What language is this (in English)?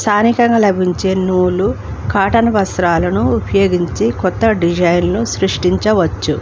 Telugu